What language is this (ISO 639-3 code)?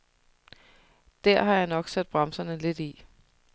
dan